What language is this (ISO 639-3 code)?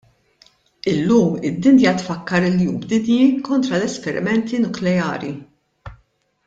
mlt